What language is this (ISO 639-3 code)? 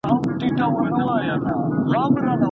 pus